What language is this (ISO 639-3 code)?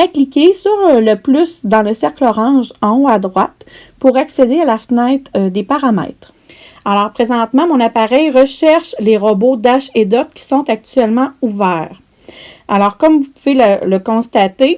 fra